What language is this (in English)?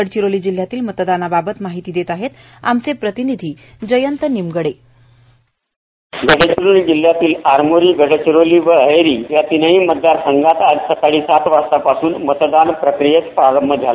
Marathi